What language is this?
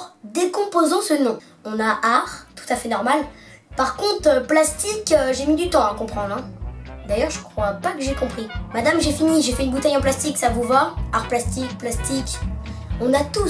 French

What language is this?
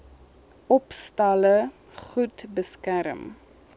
Afrikaans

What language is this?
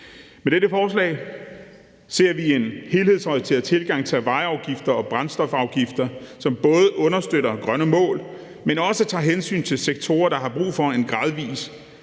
Danish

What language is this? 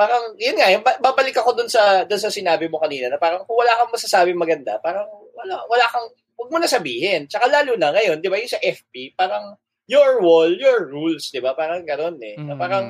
Filipino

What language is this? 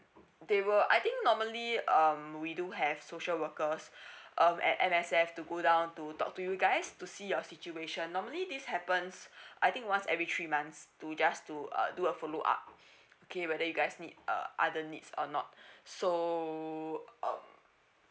English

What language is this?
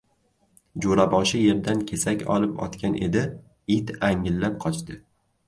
Uzbek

